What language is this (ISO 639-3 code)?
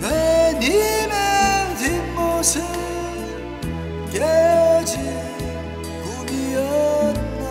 kor